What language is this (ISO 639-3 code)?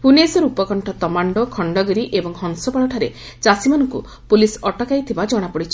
ori